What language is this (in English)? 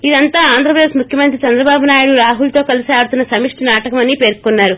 Telugu